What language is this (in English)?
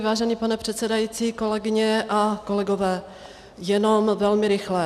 Czech